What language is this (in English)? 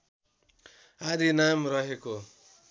Nepali